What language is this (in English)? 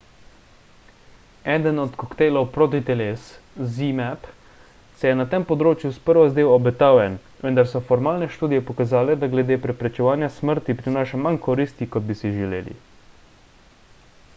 Slovenian